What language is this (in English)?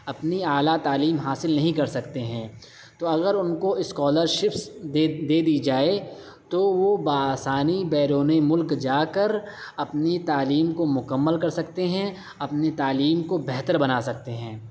Urdu